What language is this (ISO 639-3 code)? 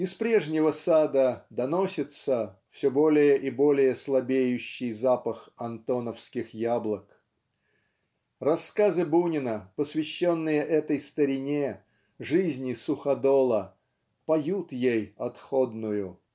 rus